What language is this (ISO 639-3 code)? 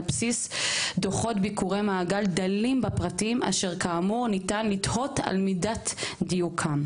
heb